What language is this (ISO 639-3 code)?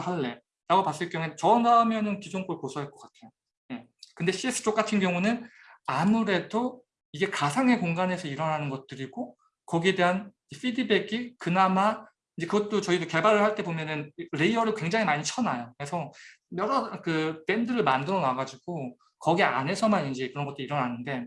kor